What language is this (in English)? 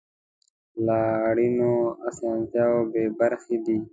Pashto